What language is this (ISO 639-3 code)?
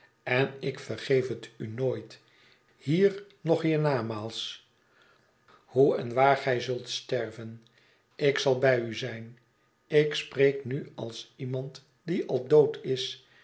nld